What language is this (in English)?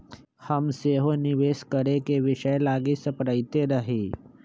Magahi